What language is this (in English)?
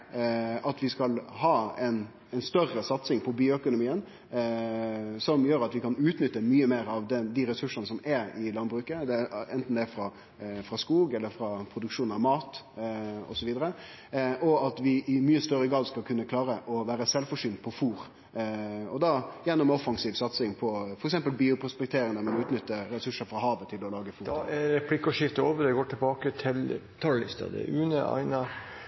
Norwegian